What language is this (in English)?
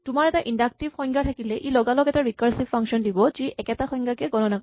Assamese